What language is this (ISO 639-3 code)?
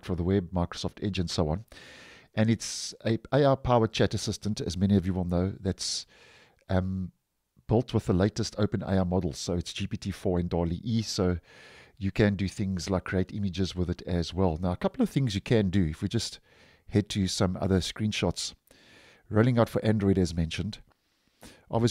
eng